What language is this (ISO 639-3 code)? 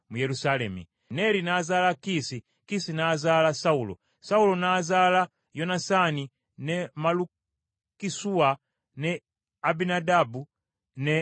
lug